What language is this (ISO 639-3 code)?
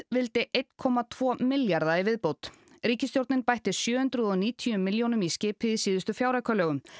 isl